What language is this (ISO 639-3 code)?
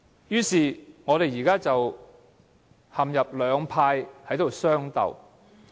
yue